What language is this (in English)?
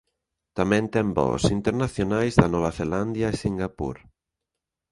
Galician